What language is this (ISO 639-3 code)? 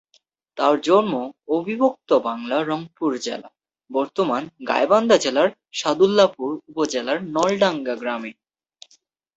ben